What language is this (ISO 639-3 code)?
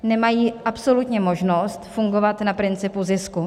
ces